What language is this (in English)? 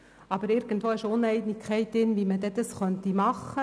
Swiss German